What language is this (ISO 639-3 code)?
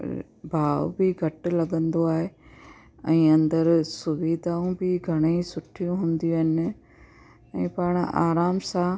snd